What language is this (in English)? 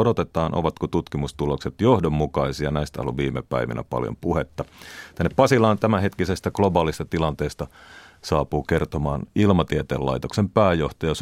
Finnish